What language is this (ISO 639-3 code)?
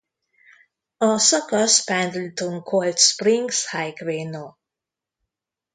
hun